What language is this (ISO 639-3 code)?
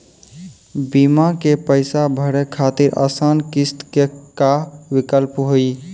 mai